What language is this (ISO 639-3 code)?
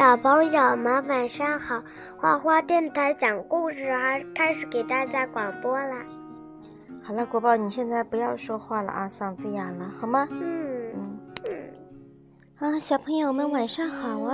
zho